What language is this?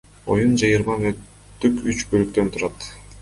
Kyrgyz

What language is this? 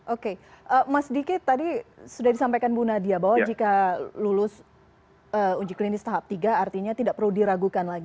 Indonesian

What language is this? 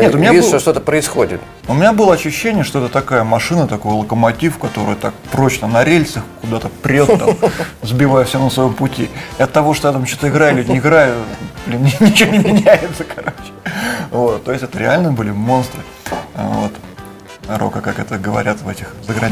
Russian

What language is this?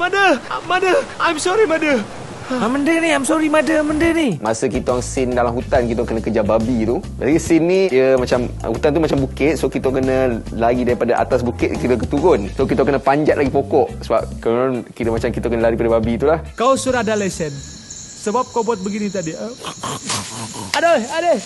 Malay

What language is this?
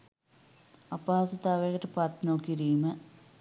Sinhala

